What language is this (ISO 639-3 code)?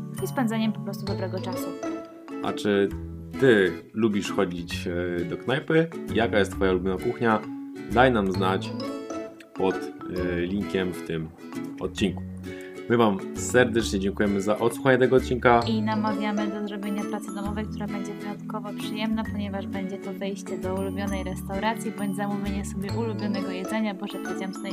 pol